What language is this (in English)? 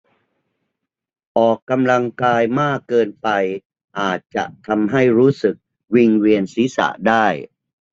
Thai